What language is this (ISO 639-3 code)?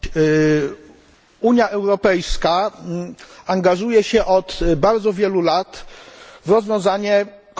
pol